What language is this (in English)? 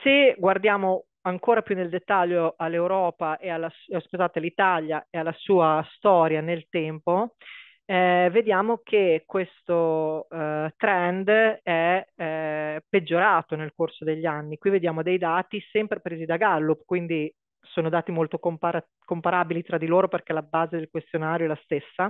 Italian